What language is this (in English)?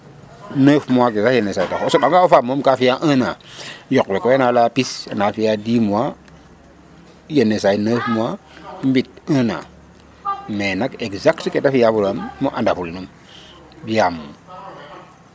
Serer